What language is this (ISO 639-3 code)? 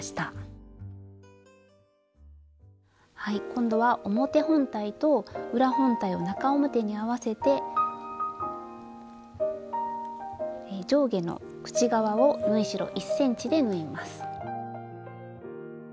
jpn